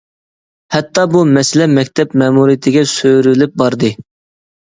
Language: Uyghur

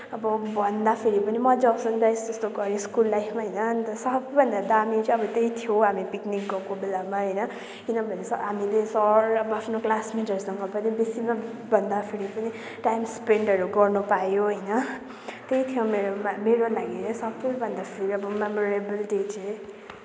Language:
Nepali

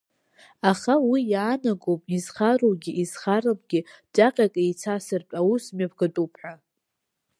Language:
Abkhazian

